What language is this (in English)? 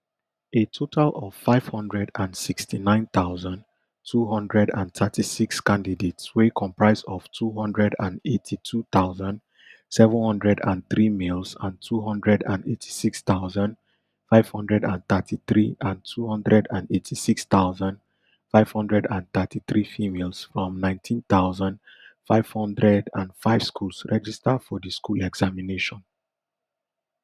Nigerian Pidgin